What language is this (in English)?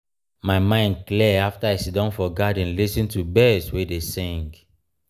Nigerian Pidgin